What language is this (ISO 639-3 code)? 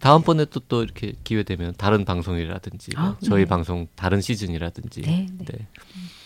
kor